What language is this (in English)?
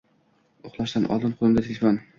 Uzbek